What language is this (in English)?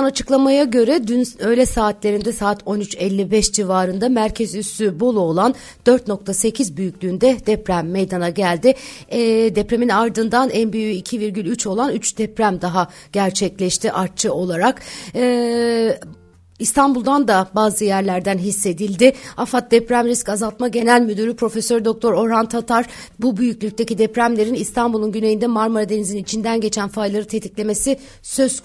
Turkish